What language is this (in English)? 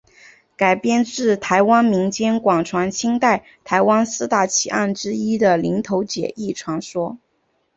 Chinese